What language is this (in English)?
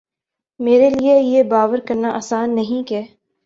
Urdu